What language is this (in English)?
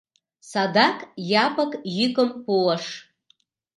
Mari